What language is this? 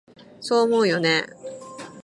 Japanese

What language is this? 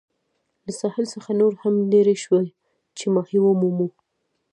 Pashto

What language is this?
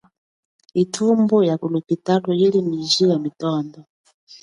Chokwe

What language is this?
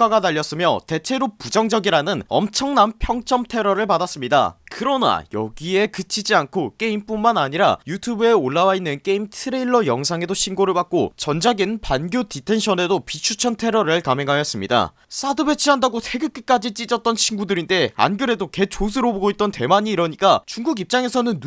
Korean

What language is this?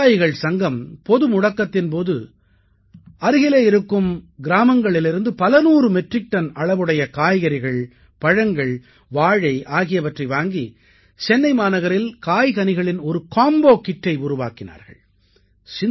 Tamil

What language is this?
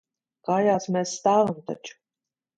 Latvian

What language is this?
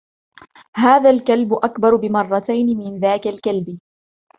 Arabic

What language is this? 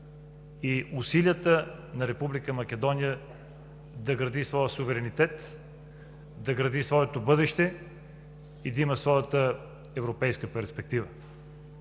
Bulgarian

